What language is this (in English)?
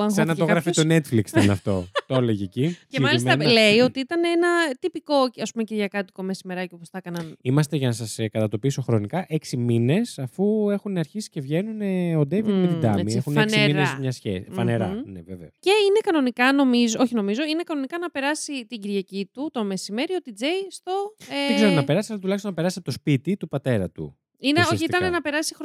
Greek